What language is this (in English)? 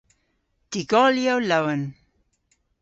Cornish